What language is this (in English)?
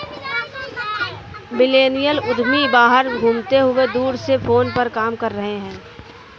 Hindi